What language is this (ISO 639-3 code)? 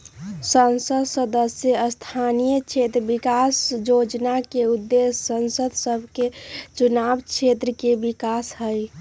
mag